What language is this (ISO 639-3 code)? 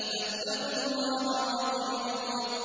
ara